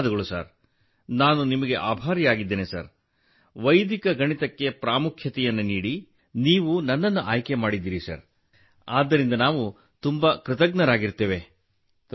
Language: Kannada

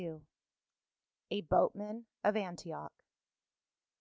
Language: English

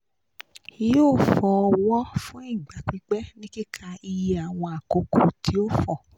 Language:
Yoruba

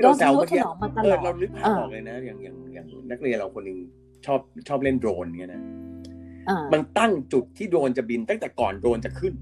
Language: Thai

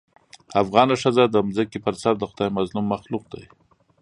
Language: Pashto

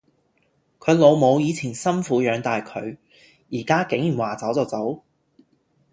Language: Cantonese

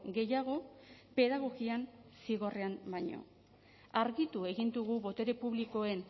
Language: Basque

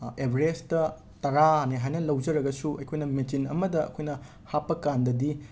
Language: Manipuri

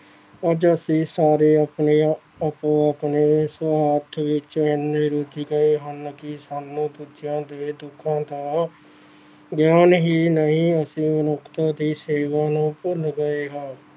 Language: Punjabi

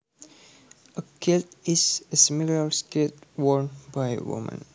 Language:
Javanese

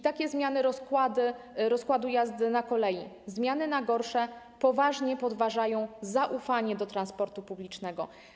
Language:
Polish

